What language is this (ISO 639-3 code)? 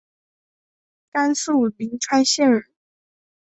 zho